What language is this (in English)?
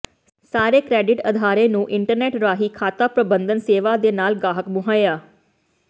Punjabi